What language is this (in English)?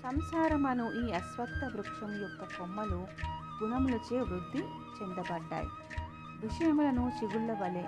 Telugu